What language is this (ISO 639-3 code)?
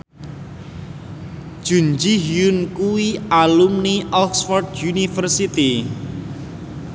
jav